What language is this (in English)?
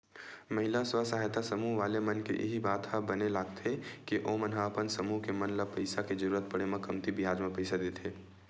Chhattisgarhi